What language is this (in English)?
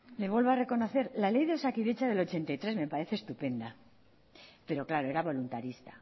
Spanish